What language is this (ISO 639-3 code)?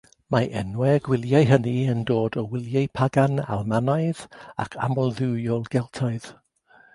cym